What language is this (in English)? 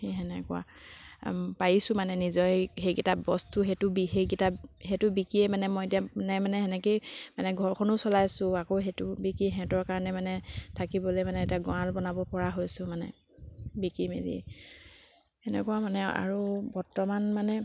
Assamese